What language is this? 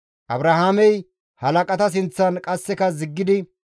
Gamo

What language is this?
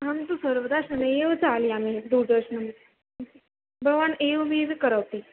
Sanskrit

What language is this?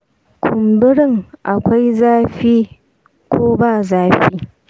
Hausa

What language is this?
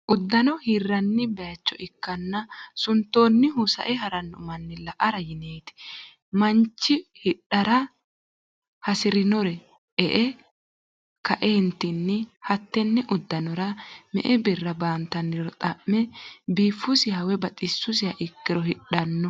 Sidamo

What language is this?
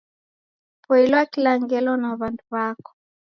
Taita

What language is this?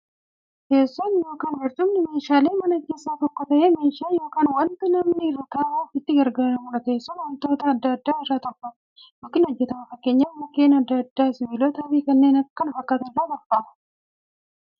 Oromo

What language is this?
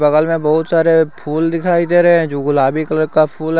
Hindi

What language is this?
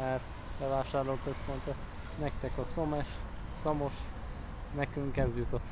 Hungarian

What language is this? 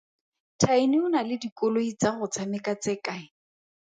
Tswana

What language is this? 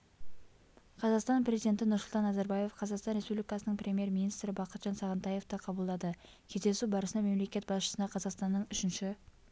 Kazakh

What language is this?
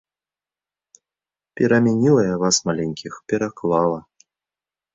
Belarusian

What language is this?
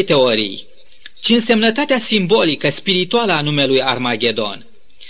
Romanian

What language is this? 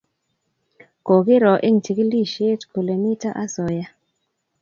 Kalenjin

